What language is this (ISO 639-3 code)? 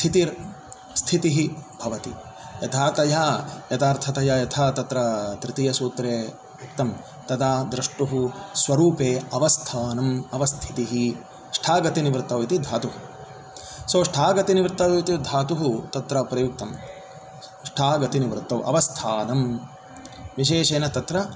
san